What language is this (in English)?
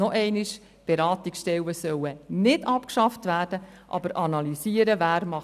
Swiss German